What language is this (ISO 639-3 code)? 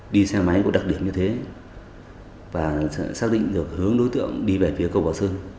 vie